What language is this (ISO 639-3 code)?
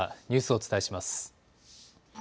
jpn